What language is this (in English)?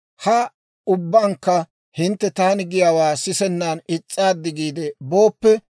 Dawro